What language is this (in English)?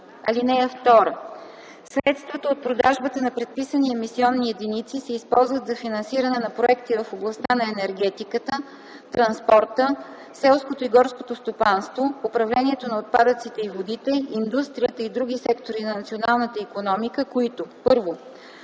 Bulgarian